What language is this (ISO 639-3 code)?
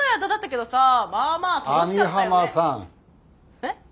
jpn